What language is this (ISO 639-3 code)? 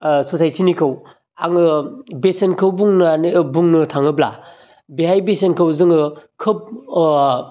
brx